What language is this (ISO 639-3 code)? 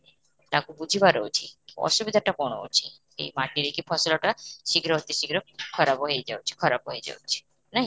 ori